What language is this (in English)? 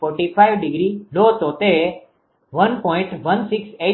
Gujarati